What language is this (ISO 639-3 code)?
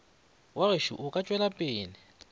nso